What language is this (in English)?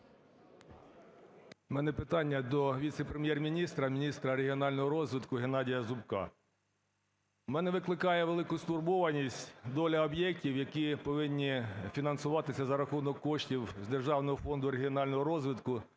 Ukrainian